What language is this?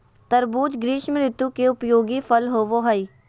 Magahi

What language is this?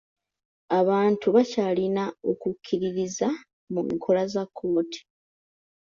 Ganda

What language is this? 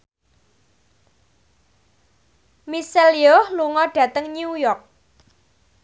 Javanese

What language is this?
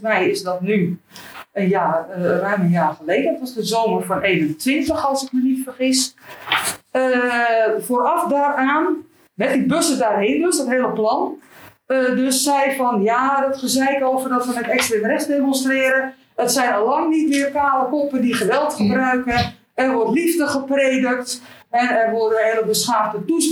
Dutch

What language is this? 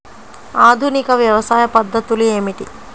Telugu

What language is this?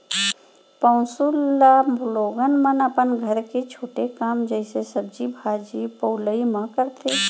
Chhattisgarhi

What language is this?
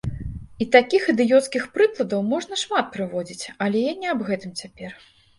Belarusian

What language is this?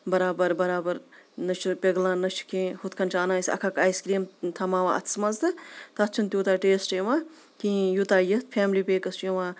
Kashmiri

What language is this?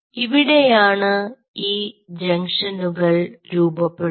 Malayalam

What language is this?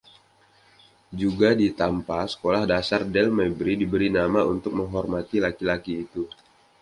Indonesian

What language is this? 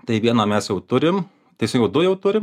Lithuanian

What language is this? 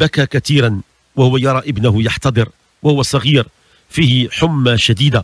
Arabic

